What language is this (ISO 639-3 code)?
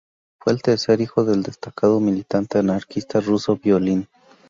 spa